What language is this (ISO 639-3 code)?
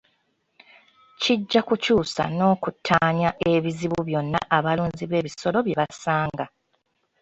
lug